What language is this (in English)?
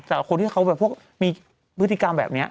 Thai